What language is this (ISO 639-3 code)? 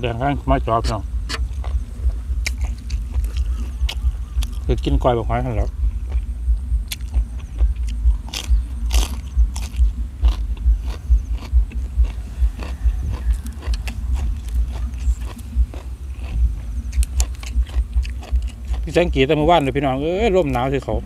tha